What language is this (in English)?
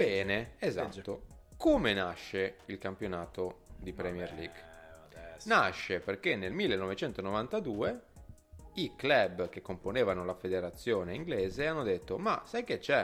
Italian